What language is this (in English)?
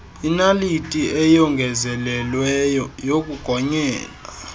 Xhosa